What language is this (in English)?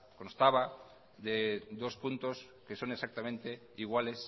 Spanish